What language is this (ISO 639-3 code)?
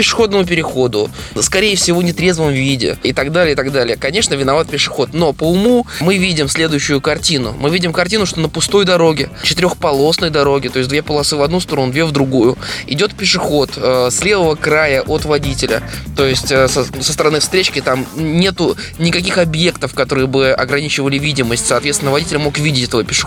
rus